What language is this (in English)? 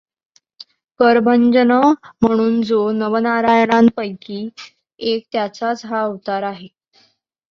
Marathi